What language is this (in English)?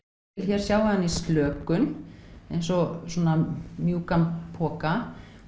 Icelandic